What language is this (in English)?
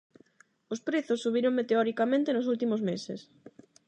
Galician